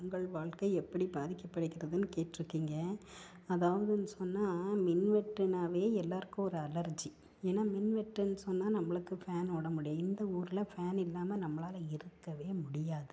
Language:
Tamil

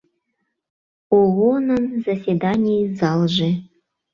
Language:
Mari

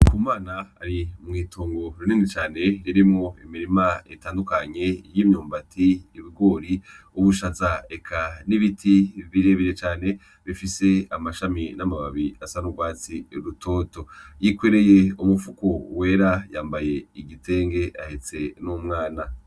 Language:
Rundi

